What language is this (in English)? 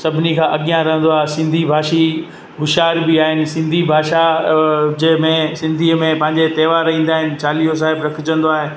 Sindhi